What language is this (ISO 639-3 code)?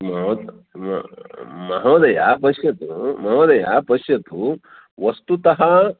san